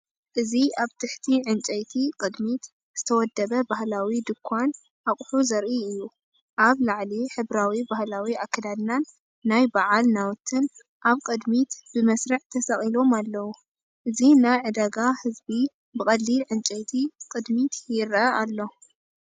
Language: Tigrinya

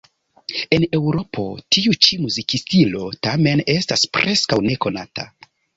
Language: Esperanto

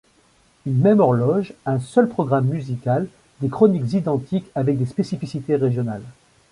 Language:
French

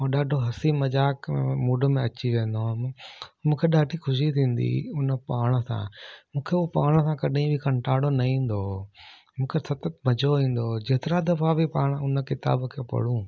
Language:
Sindhi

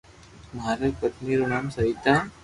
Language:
Loarki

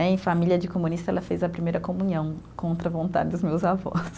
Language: Portuguese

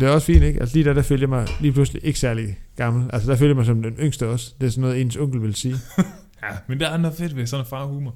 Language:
Danish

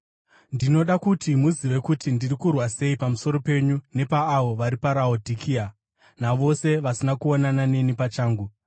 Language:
Shona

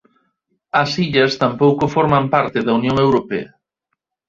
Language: Galician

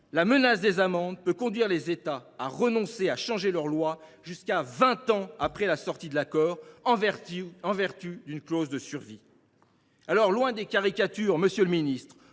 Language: French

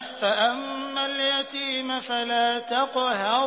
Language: Arabic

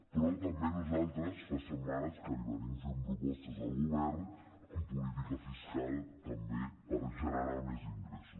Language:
Catalan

